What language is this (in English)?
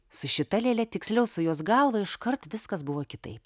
Lithuanian